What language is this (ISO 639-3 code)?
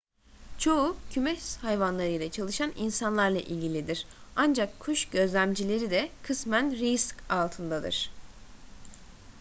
tur